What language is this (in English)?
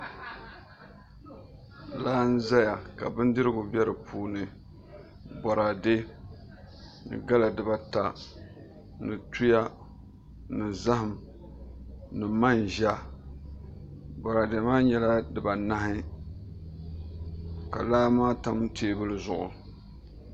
Dagbani